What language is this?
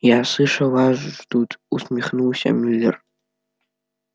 Russian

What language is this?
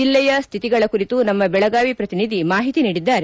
Kannada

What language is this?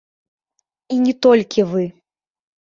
Belarusian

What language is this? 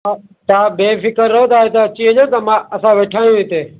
Sindhi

